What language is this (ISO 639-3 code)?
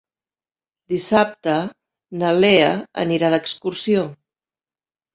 cat